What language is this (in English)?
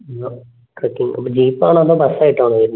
Malayalam